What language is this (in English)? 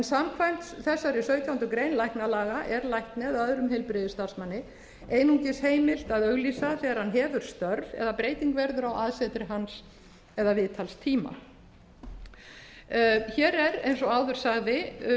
Icelandic